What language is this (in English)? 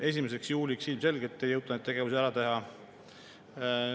Estonian